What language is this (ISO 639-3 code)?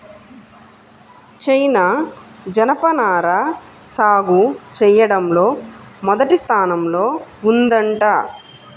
tel